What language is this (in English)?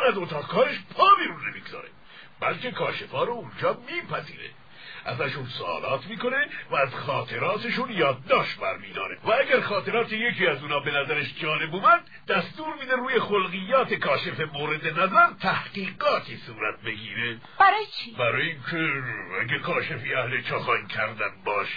Persian